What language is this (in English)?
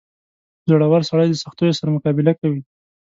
Pashto